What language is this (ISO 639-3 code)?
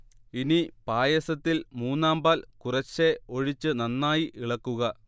mal